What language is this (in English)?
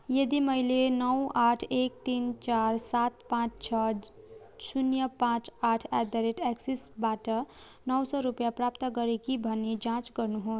Nepali